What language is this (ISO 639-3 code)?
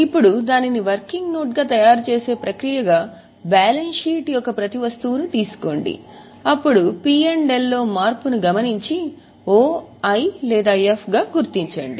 tel